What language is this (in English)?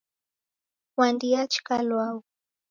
Taita